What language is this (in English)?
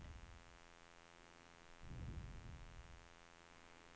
Swedish